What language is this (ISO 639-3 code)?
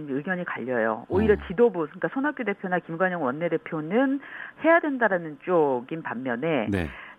kor